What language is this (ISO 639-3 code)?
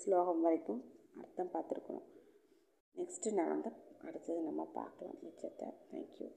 tam